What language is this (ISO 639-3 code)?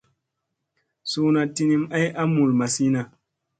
mse